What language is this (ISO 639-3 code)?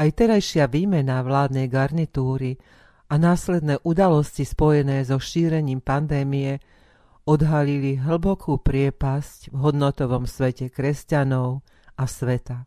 slk